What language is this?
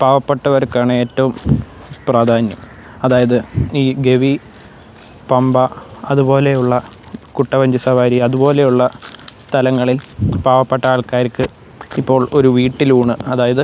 Malayalam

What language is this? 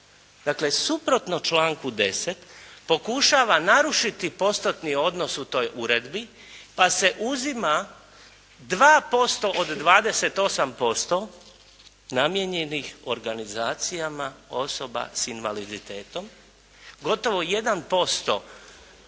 Croatian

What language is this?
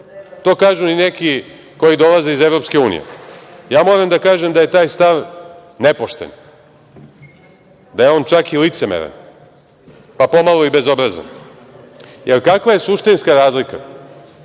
Serbian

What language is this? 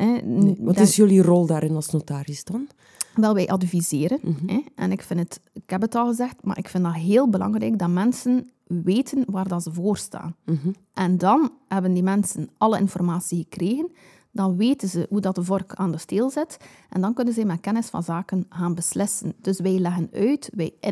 Dutch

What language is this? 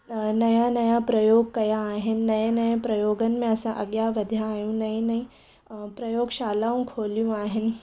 Sindhi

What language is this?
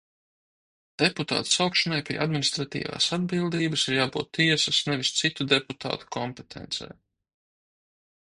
Latvian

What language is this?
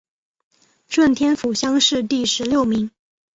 Chinese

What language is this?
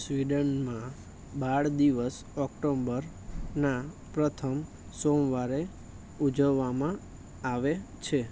Gujarati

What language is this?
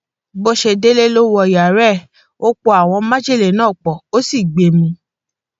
Yoruba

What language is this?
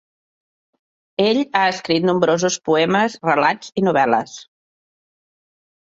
Catalan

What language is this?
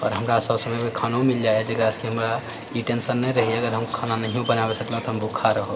Maithili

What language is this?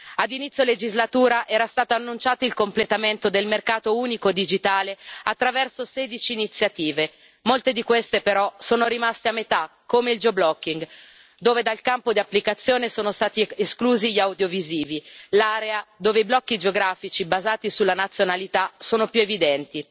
Italian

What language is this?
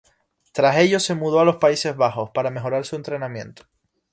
Spanish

